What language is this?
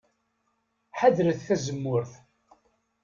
Kabyle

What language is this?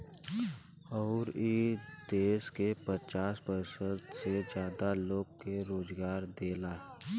Bhojpuri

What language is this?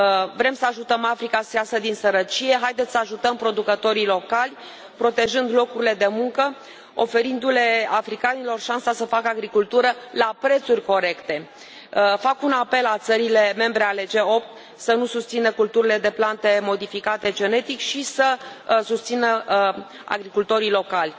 Romanian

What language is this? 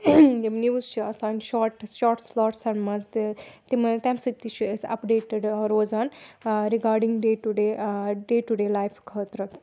Kashmiri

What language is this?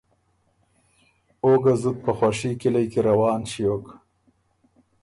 Ormuri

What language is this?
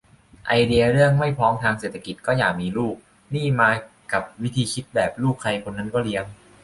Thai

